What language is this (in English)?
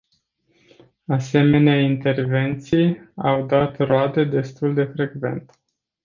Romanian